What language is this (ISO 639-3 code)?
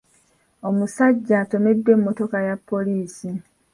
lug